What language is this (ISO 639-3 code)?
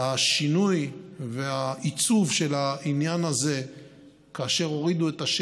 heb